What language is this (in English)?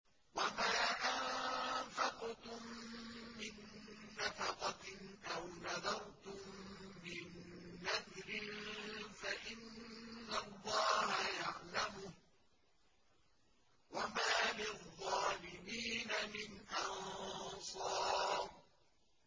Arabic